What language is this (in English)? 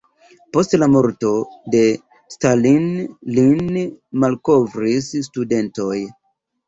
Esperanto